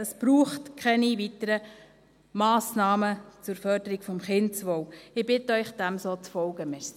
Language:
Swiss German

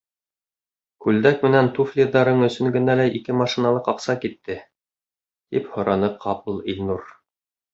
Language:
Bashkir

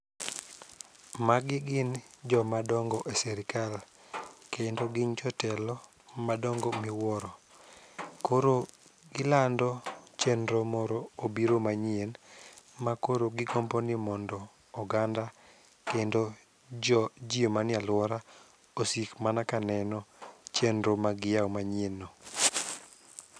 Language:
Luo (Kenya and Tanzania)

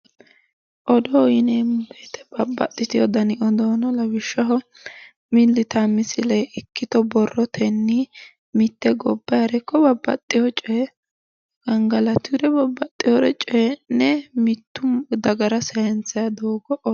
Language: Sidamo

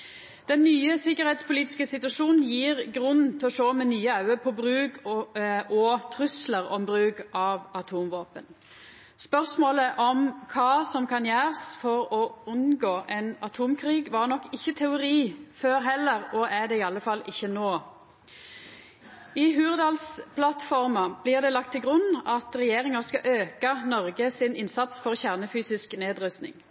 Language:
Norwegian Nynorsk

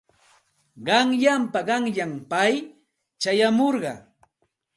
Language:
Santa Ana de Tusi Pasco Quechua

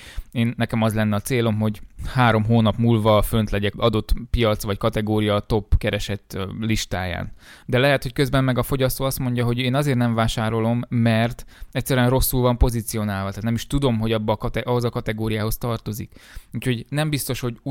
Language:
Hungarian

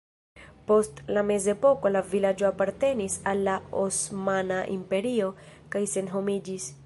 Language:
Esperanto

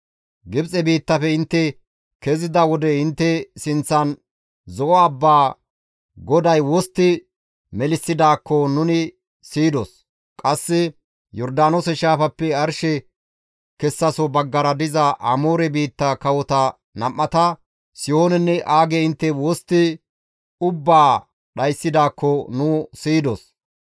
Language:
Gamo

